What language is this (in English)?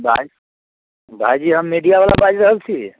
Maithili